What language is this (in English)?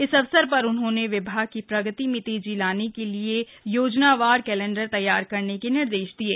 Hindi